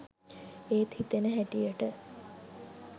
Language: Sinhala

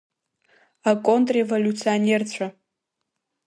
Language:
Abkhazian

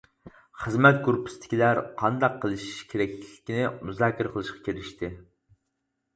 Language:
Uyghur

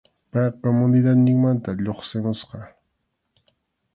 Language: Arequipa-La Unión Quechua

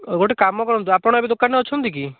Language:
Odia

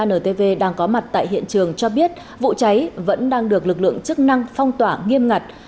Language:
Vietnamese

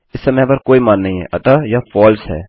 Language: Hindi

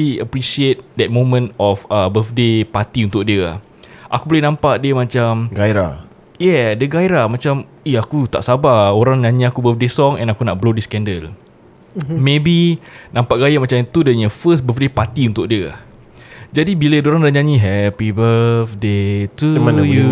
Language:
Malay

